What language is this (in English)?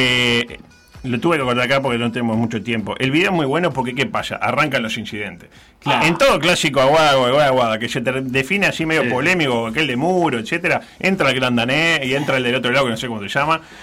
Spanish